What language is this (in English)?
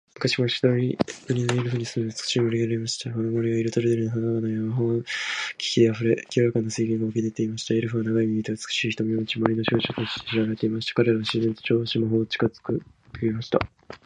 Japanese